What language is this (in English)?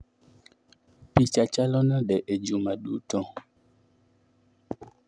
Luo (Kenya and Tanzania)